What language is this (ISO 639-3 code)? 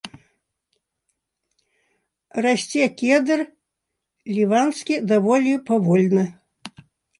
bel